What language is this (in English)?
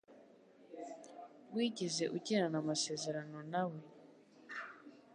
Kinyarwanda